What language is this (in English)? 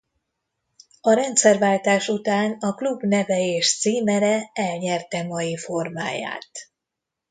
Hungarian